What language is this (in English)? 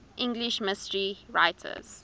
English